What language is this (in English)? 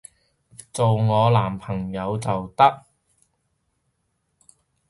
Cantonese